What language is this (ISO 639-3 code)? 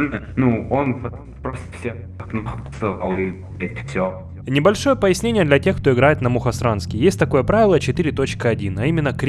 rus